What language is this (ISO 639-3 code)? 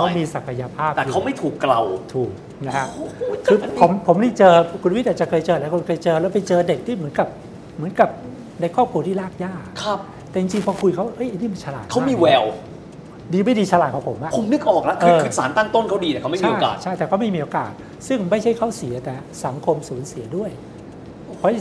tha